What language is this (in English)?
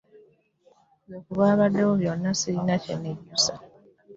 Ganda